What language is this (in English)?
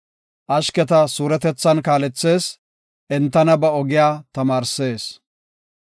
Gofa